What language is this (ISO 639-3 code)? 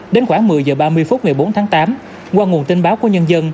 vie